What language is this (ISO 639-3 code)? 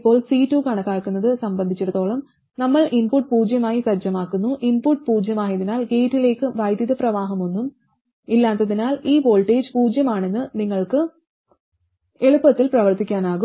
mal